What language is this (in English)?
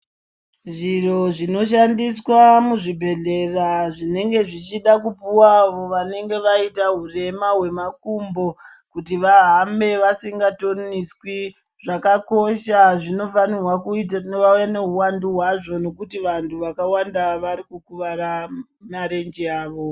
Ndau